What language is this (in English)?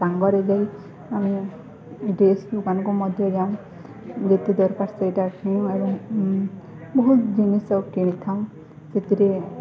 Odia